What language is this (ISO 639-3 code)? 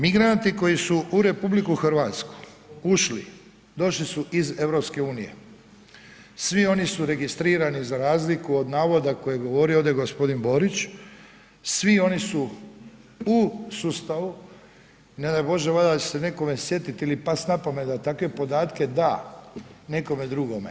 hrv